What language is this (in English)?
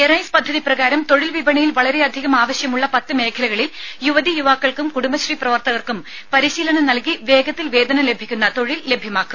Malayalam